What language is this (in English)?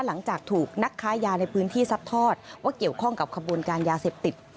Thai